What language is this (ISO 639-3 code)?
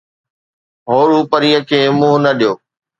snd